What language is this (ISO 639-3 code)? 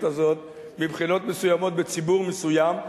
heb